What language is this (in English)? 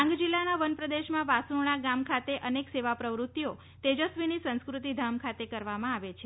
Gujarati